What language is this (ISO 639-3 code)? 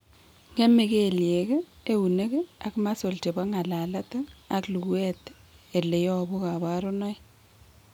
kln